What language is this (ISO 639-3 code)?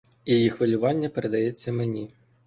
ukr